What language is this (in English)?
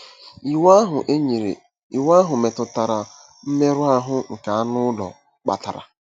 Igbo